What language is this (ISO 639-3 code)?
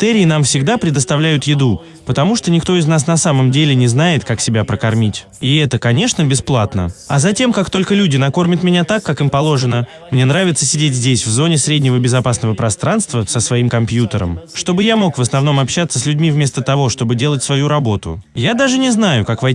rus